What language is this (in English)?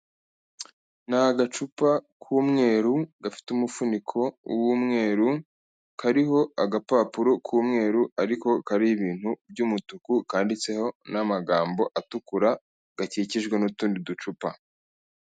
Kinyarwanda